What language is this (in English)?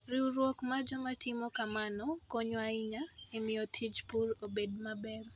Luo (Kenya and Tanzania)